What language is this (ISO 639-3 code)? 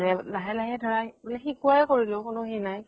asm